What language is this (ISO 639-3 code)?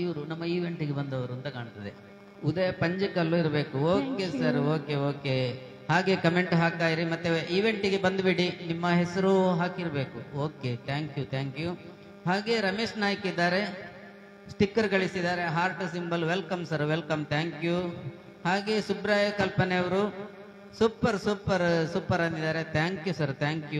kan